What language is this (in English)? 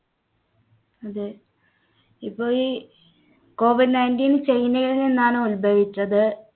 Malayalam